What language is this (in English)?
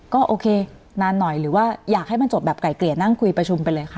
Thai